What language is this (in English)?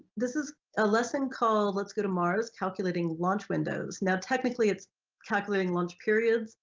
English